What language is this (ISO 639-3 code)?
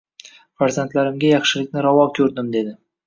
uzb